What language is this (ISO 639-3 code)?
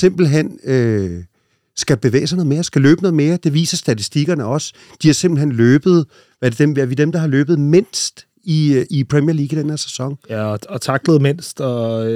dan